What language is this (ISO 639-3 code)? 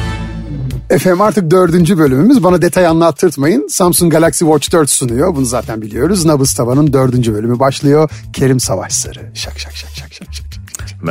tur